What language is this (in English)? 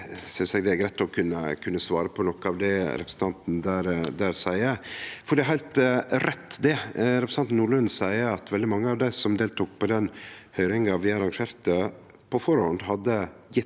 Norwegian